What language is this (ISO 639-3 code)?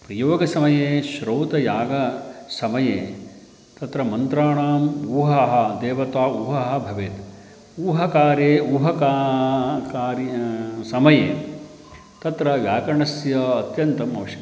san